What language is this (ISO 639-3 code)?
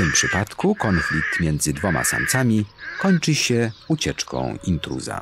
pol